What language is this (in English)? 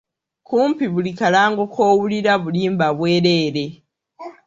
Ganda